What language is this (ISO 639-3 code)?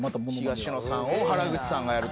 jpn